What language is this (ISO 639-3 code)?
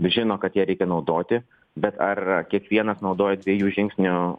lit